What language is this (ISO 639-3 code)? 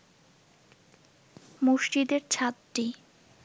ben